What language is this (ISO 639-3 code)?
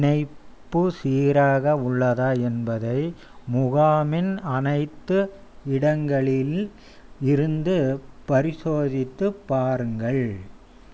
tam